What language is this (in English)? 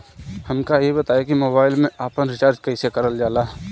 Bhojpuri